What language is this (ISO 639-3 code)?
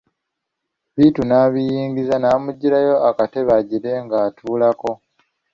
lug